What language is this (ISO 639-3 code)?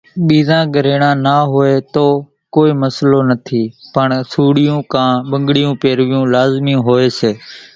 gjk